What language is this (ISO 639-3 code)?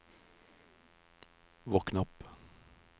nor